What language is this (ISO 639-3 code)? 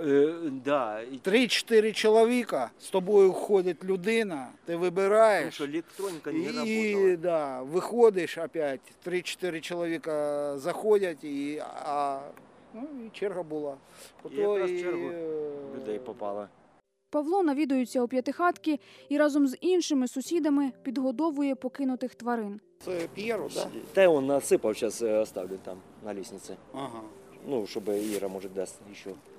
ukr